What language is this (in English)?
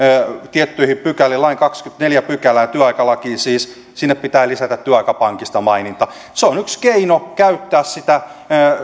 Finnish